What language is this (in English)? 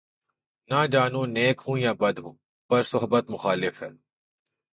Urdu